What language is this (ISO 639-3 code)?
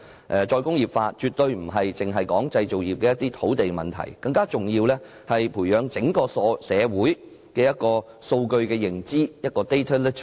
yue